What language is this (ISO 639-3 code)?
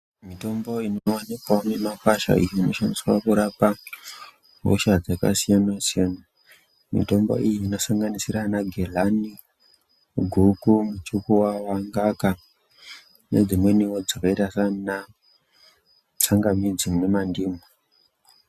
ndc